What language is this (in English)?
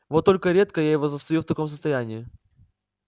Russian